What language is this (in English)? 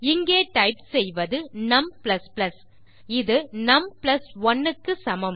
Tamil